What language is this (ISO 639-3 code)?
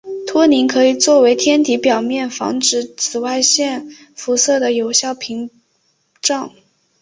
zho